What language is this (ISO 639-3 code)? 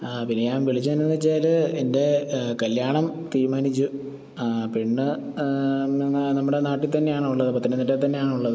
mal